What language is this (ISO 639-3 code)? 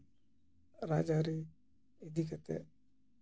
sat